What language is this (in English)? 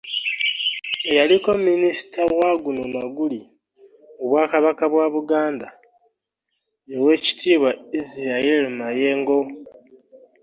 Ganda